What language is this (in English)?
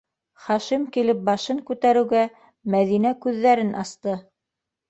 Bashkir